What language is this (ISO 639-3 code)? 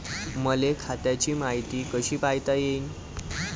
mar